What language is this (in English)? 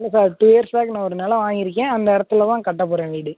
Tamil